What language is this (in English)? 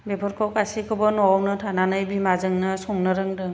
Bodo